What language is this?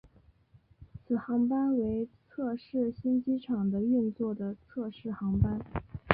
Chinese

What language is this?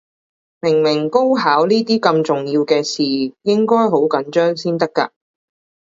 Cantonese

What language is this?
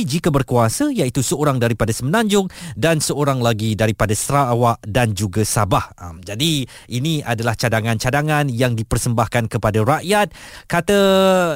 Malay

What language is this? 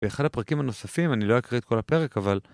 Hebrew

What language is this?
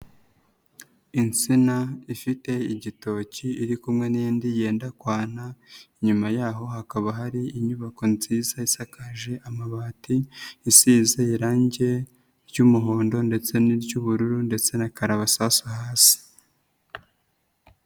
Kinyarwanda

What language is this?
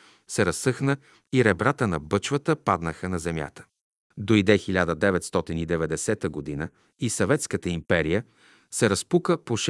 Bulgarian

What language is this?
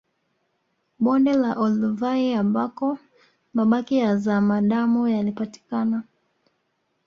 Swahili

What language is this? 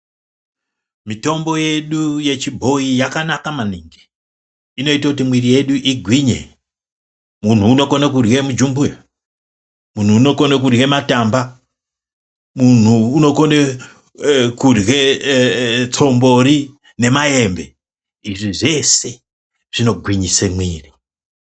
Ndau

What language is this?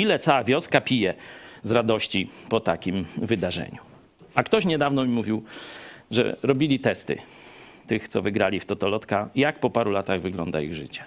Polish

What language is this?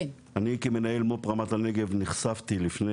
Hebrew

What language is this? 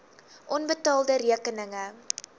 Afrikaans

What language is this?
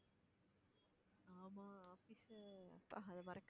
Tamil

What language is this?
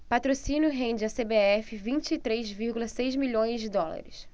Portuguese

